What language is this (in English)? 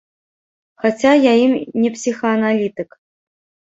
Belarusian